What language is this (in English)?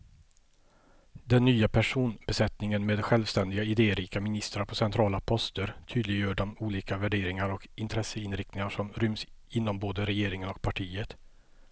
Swedish